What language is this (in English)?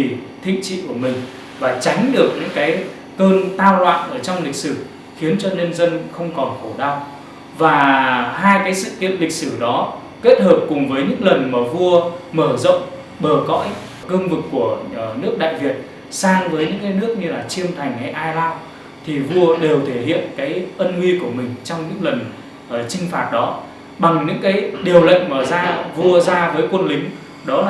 Vietnamese